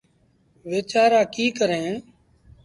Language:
Sindhi Bhil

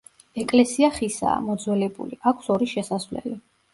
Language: Georgian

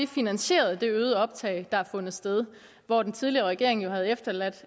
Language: Danish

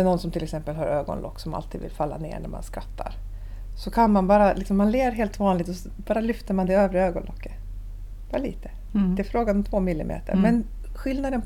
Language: Swedish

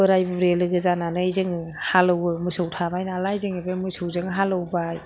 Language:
Bodo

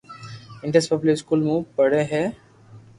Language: Loarki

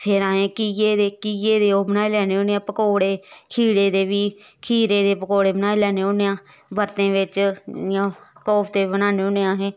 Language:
Dogri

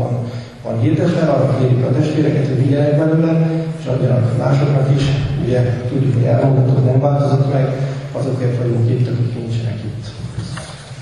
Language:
Hungarian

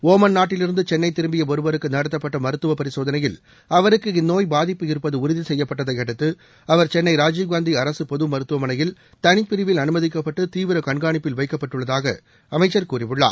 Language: Tamil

